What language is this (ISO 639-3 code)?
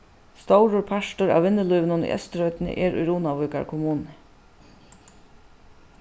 fao